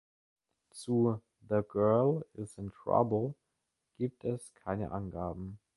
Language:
German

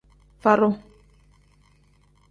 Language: Tem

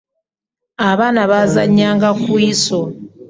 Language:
Ganda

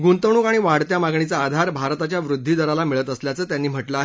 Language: Marathi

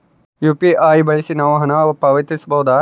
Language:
Kannada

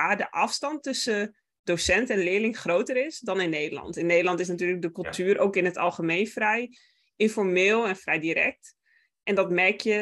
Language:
Dutch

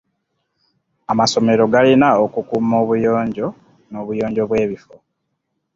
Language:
Ganda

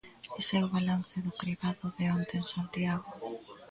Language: Galician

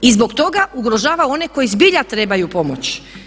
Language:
Croatian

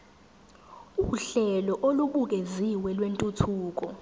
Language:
Zulu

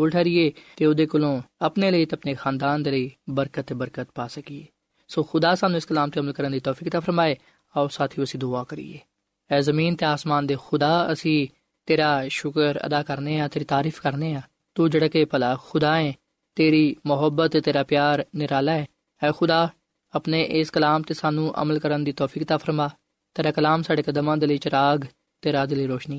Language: Punjabi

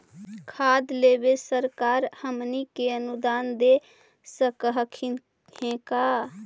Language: Magahi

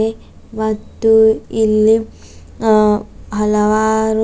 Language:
Kannada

